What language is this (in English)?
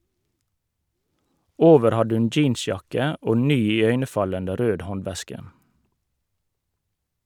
Norwegian